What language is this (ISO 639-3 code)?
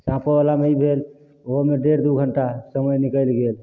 mai